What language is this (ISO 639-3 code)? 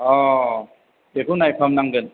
brx